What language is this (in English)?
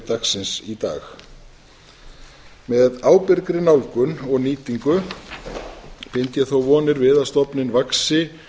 Icelandic